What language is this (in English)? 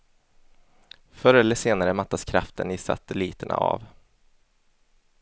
Swedish